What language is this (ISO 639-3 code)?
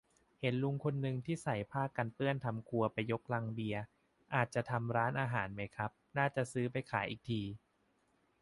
tha